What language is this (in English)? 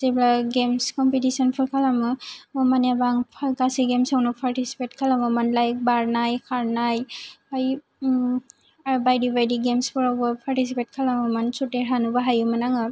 Bodo